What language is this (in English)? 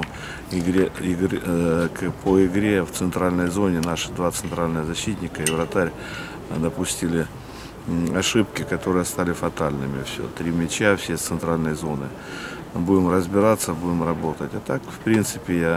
Russian